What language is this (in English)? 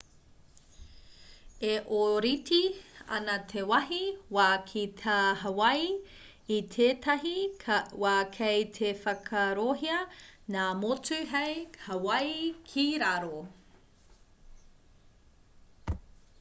Māori